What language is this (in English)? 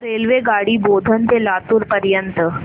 Marathi